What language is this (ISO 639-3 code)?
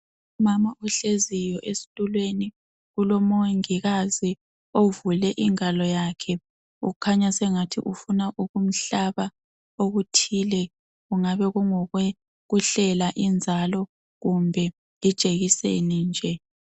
nde